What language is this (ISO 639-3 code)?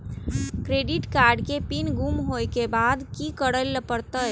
mai